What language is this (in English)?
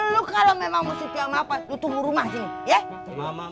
Indonesian